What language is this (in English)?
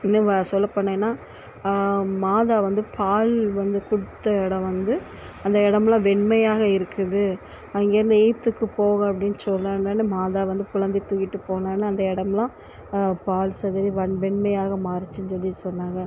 Tamil